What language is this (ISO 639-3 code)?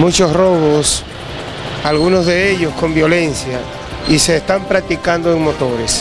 spa